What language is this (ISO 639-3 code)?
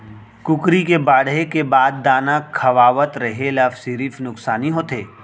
hne